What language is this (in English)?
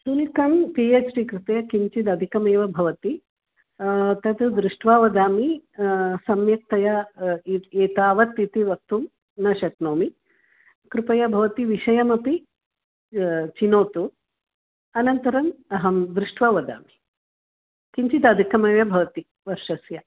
Sanskrit